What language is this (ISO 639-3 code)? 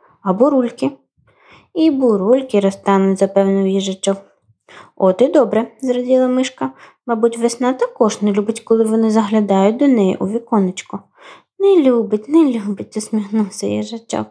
ukr